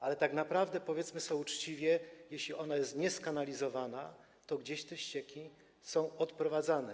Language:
Polish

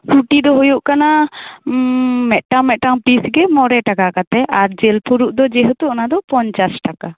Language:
Santali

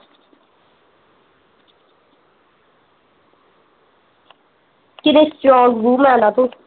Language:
Punjabi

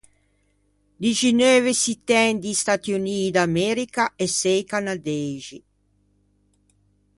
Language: Ligurian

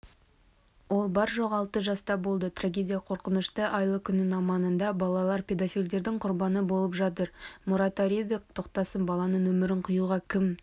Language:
Kazakh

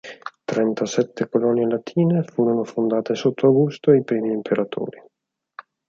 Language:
Italian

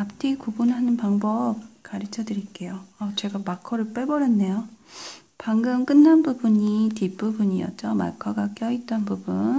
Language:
Korean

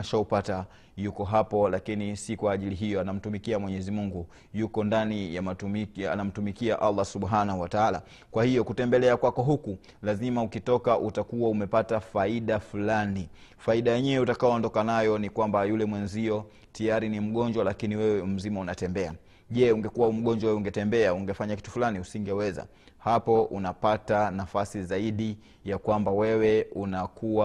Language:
Swahili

